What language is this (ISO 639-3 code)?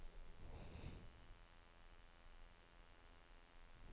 nor